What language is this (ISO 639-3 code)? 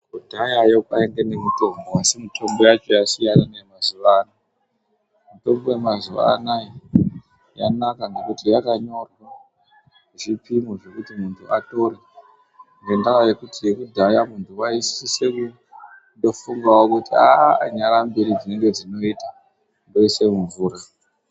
ndc